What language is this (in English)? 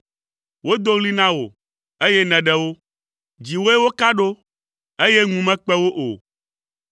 Ewe